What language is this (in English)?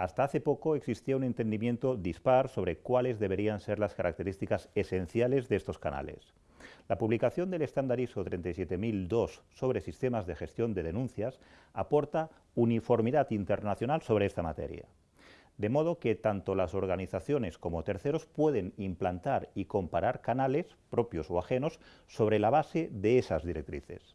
Spanish